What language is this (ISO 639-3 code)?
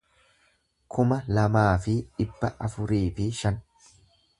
orm